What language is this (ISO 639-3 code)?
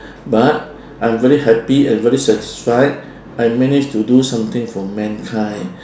eng